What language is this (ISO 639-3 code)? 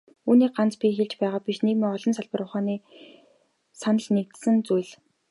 mon